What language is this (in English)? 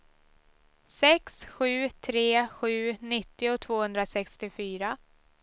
Swedish